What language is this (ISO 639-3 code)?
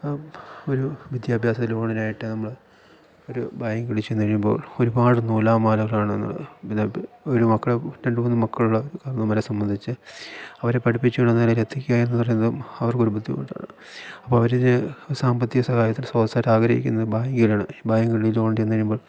mal